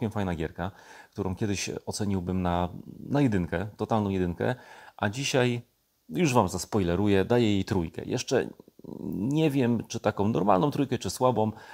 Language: Polish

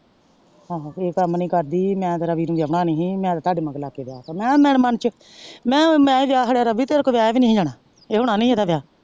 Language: Punjabi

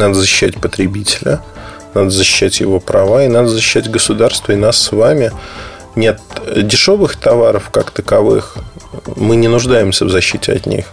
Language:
Russian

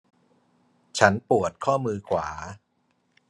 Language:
Thai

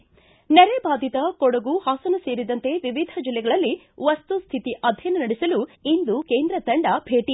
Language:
Kannada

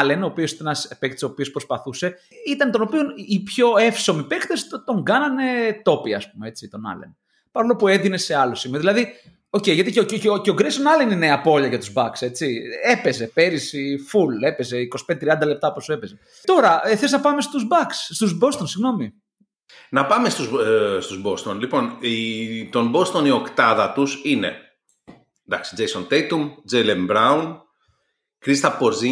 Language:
Greek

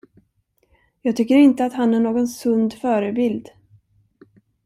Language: Swedish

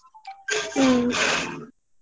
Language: Kannada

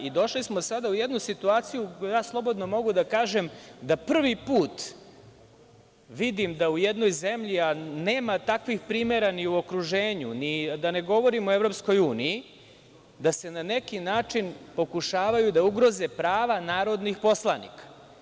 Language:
Serbian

